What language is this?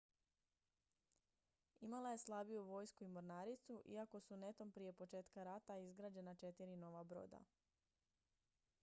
Croatian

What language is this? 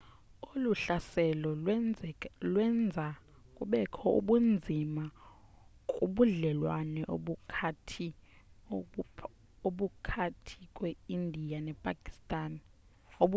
Xhosa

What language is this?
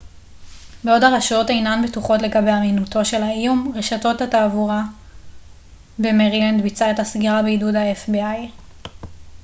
Hebrew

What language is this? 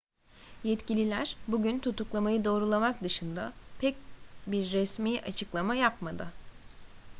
Turkish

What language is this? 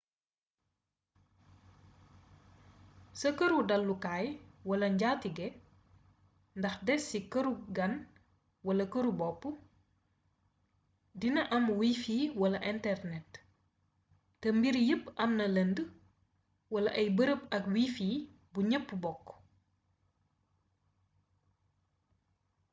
Wolof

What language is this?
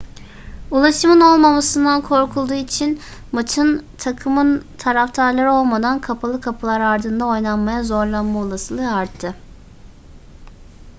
Turkish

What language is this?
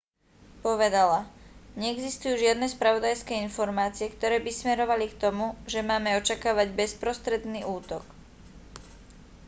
Slovak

